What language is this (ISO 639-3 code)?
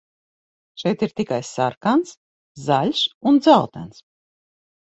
lav